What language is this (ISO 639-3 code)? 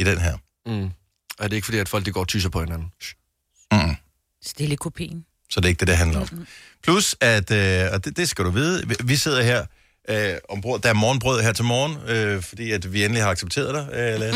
dan